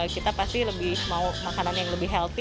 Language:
Indonesian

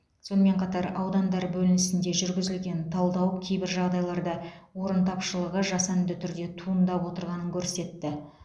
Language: Kazakh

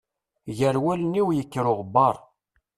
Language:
Kabyle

